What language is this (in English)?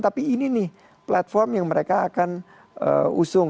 Indonesian